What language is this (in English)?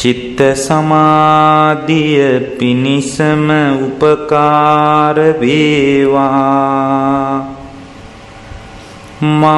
Romanian